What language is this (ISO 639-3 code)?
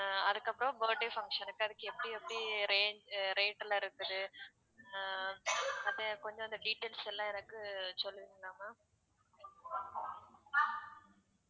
tam